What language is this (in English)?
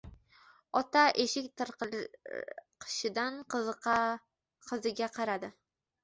Uzbek